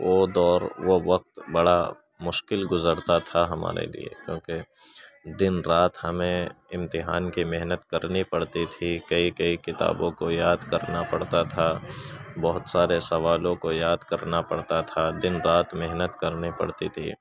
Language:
Urdu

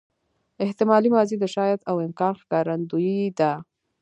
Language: Pashto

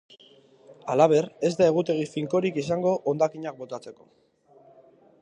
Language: Basque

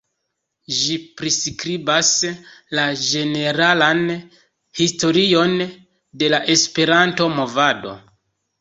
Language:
Esperanto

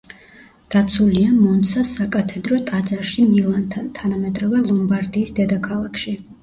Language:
Georgian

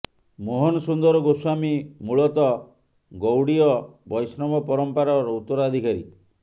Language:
Odia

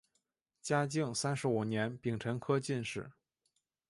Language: Chinese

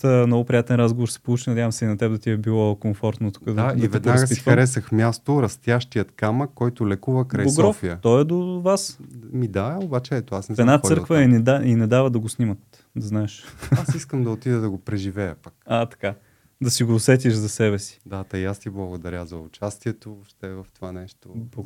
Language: Bulgarian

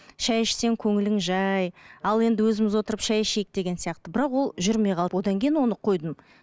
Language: Kazakh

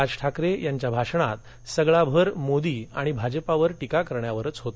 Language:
Marathi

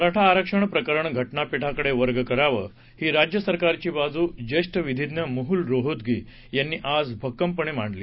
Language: Marathi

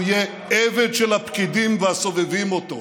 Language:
Hebrew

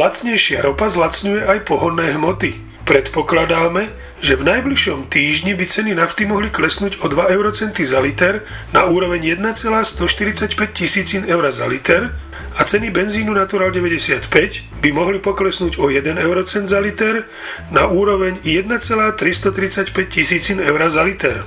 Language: Slovak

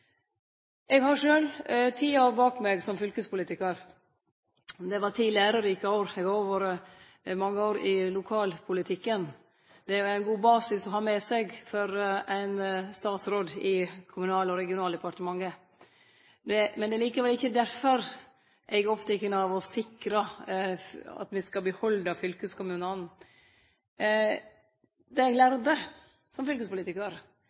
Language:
Norwegian Nynorsk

